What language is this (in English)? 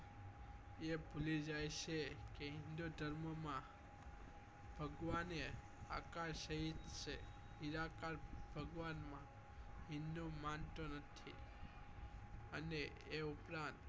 Gujarati